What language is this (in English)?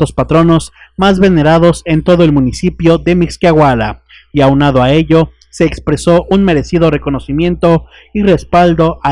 Spanish